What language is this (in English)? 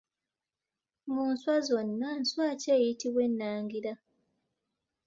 Ganda